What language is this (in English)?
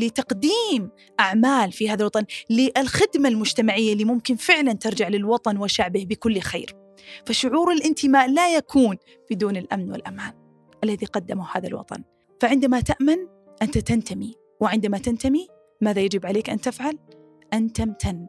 Arabic